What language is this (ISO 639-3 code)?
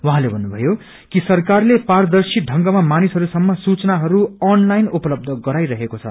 nep